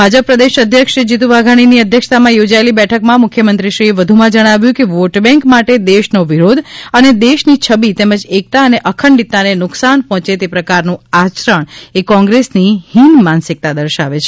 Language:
Gujarati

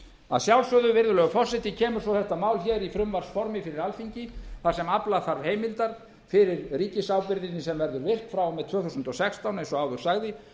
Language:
Icelandic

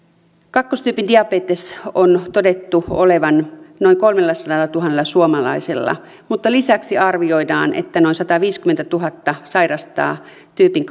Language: Finnish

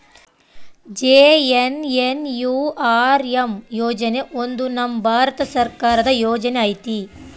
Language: Kannada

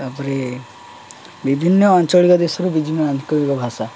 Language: Odia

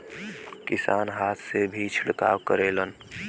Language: Bhojpuri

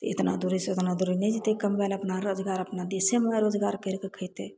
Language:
Maithili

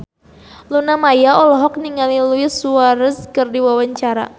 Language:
Sundanese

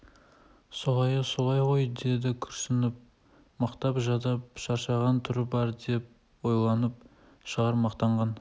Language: Kazakh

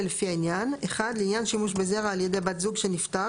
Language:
Hebrew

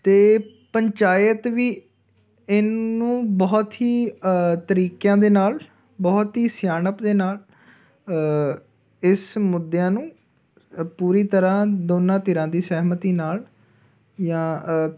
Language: Punjabi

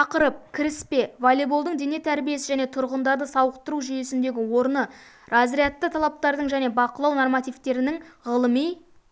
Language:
Kazakh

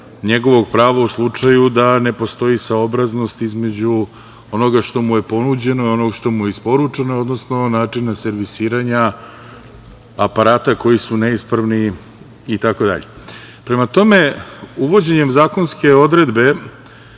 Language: Serbian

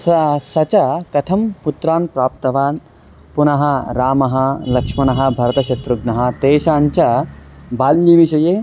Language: Sanskrit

